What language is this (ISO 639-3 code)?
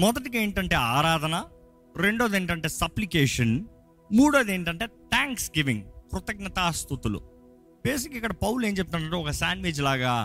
tel